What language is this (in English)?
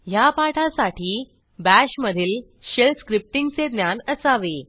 Marathi